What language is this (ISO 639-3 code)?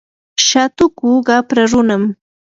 qur